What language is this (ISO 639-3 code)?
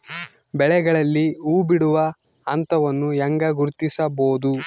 kan